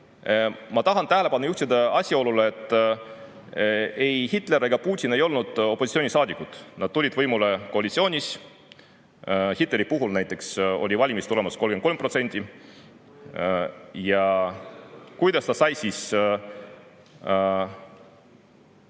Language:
Estonian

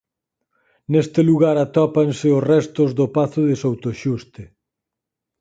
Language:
Galician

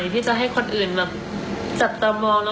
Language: Thai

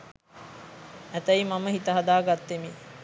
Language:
Sinhala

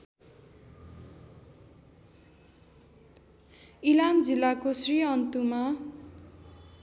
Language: Nepali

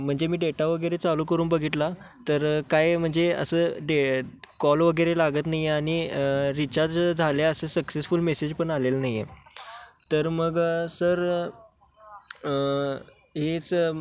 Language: Marathi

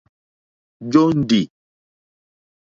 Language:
Mokpwe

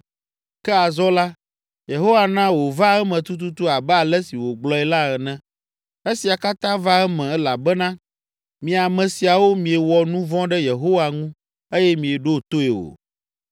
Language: Ewe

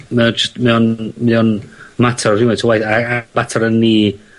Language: Welsh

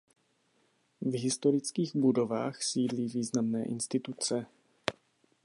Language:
Czech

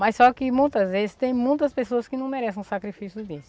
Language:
Portuguese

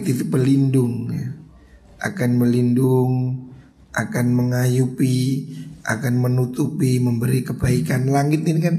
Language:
Indonesian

